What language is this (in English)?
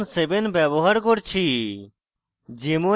Bangla